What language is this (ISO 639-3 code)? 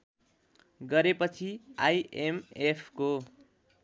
nep